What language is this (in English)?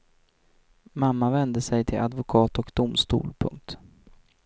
Swedish